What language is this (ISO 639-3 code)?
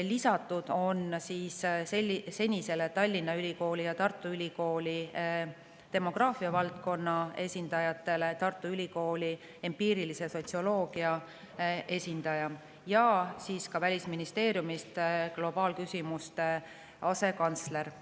est